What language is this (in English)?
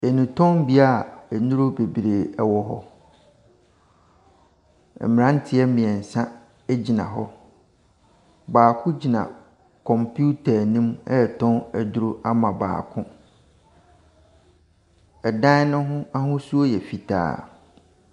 Akan